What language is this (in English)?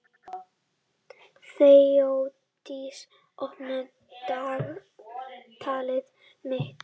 Icelandic